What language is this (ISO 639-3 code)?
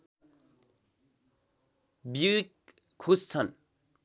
nep